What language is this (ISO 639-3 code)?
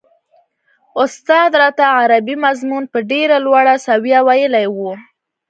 pus